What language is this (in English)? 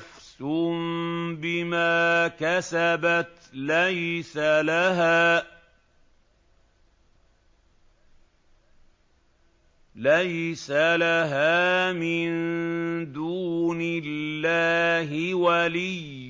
Arabic